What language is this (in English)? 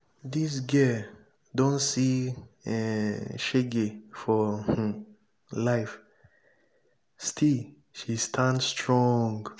Nigerian Pidgin